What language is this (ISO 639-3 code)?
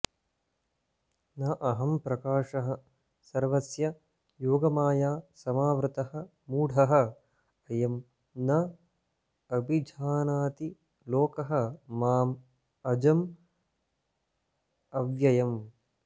san